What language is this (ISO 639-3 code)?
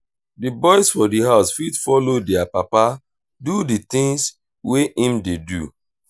pcm